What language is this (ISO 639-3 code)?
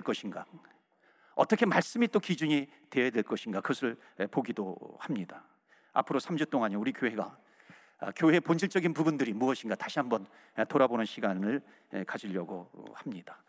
kor